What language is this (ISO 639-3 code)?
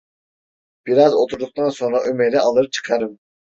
tur